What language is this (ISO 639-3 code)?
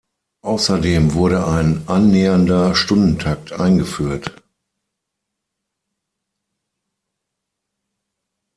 deu